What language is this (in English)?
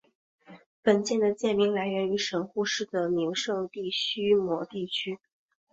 Chinese